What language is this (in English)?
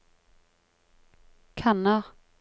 Norwegian